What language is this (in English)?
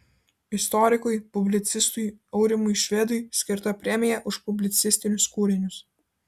Lithuanian